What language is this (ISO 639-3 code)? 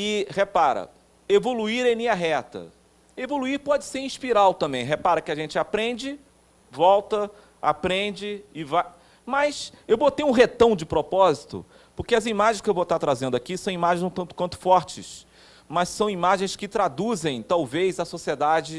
por